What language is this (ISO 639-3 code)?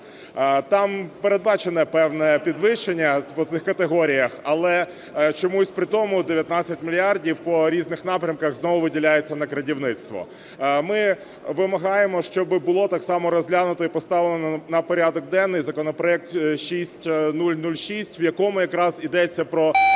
ukr